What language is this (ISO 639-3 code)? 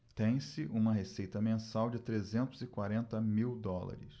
por